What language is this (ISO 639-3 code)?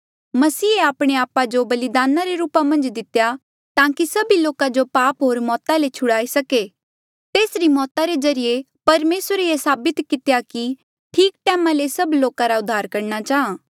mjl